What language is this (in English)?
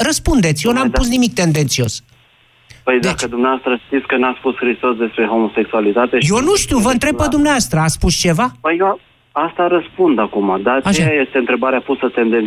Romanian